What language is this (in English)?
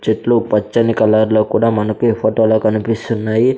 Telugu